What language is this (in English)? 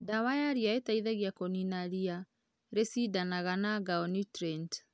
Kikuyu